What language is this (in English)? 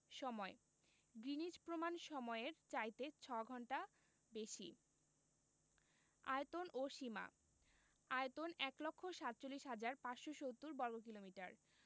Bangla